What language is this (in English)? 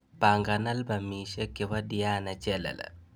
Kalenjin